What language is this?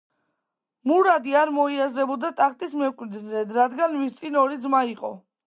Georgian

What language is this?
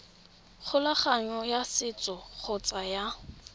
Tswana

